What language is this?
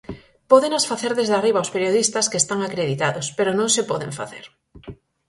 Galician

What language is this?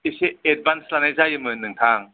Bodo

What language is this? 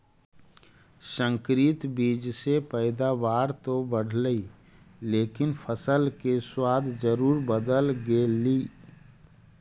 Magahi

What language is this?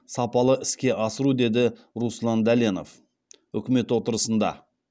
Kazakh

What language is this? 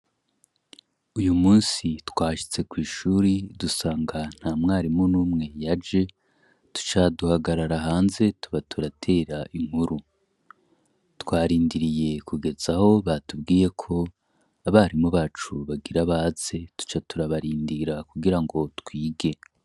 Rundi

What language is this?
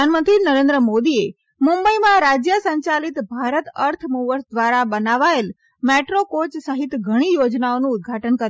Gujarati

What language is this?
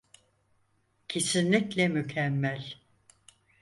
Turkish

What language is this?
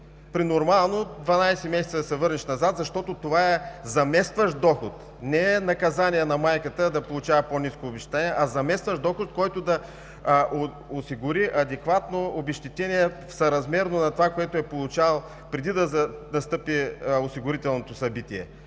Bulgarian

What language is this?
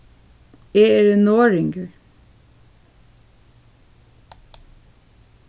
Faroese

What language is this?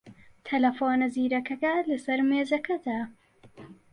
Central Kurdish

